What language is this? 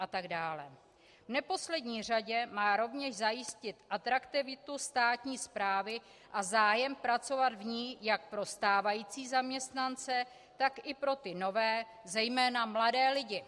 Czech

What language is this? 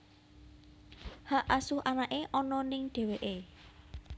Javanese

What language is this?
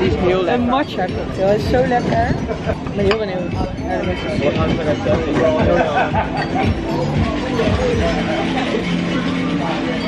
Dutch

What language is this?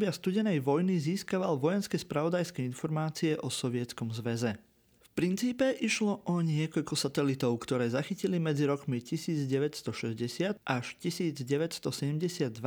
Slovak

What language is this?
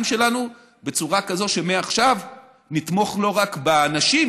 Hebrew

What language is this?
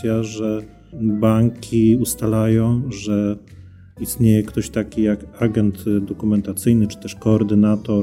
Polish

